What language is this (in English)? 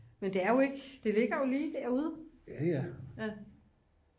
Danish